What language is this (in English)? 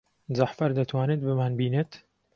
Central Kurdish